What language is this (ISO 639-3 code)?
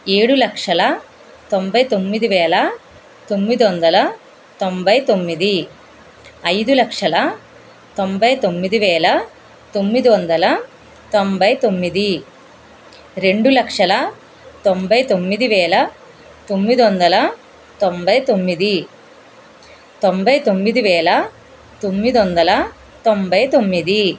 tel